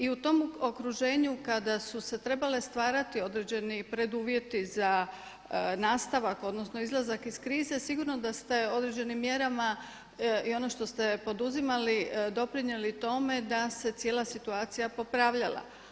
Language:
Croatian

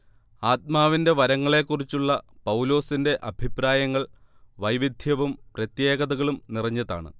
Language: Malayalam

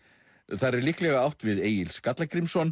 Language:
Icelandic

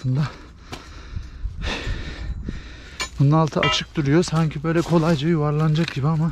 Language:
Turkish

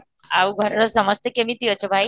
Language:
Odia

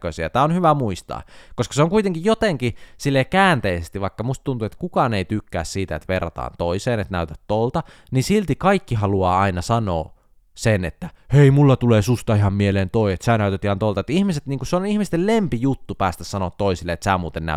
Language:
Finnish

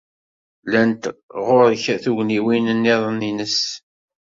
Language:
Kabyle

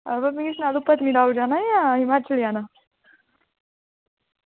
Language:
Dogri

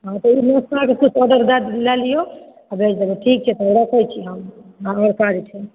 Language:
Maithili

